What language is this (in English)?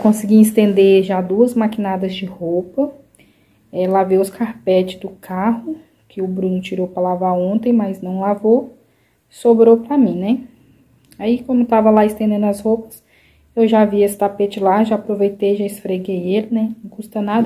Portuguese